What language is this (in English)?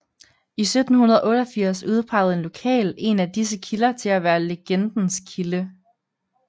Danish